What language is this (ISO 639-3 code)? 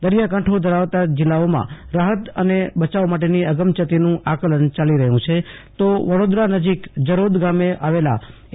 guj